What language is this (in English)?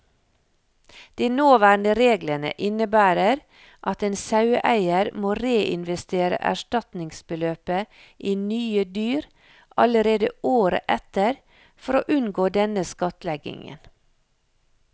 Norwegian